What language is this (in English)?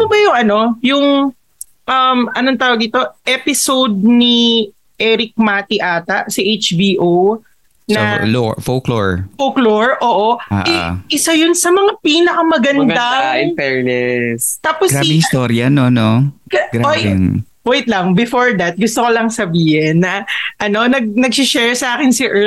Filipino